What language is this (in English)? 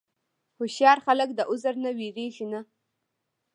Pashto